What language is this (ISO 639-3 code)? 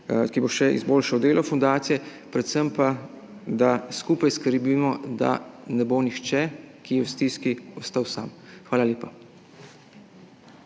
slv